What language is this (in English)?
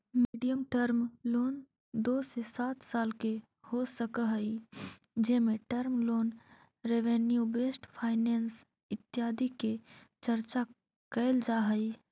Magahi